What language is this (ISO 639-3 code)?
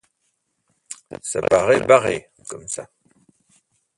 fra